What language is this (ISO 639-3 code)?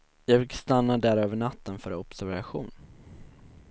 swe